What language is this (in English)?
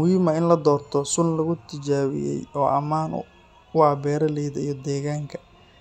Somali